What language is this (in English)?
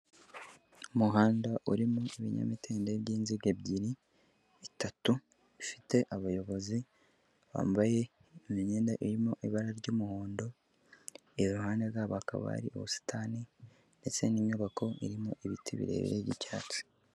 Kinyarwanda